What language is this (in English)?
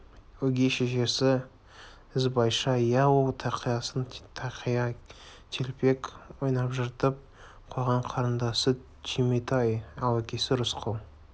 Kazakh